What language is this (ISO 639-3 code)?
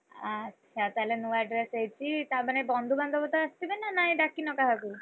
ori